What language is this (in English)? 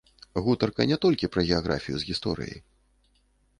Belarusian